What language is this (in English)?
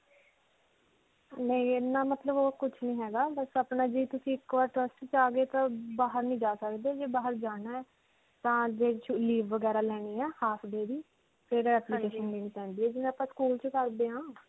Punjabi